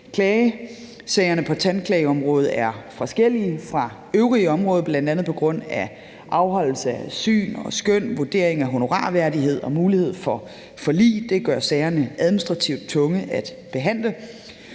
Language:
Danish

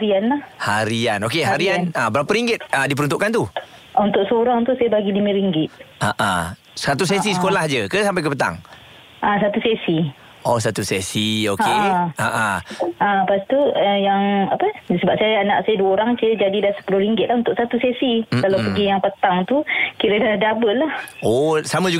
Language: Malay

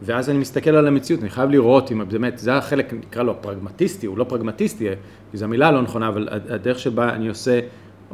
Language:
Hebrew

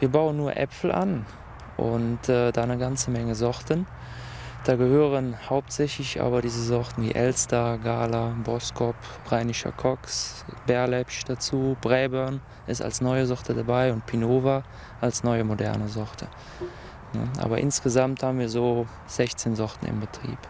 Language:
German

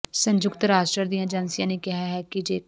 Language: Punjabi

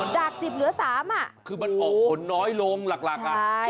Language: Thai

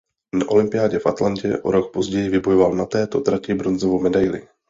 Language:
Czech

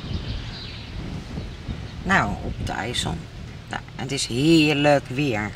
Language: Dutch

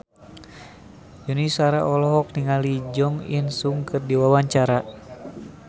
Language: Sundanese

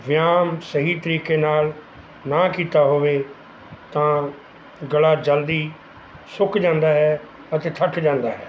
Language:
Punjabi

